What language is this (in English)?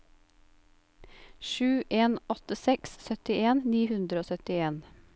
Norwegian